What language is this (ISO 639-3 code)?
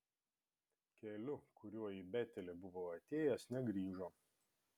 lit